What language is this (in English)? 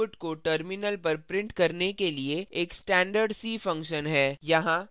Hindi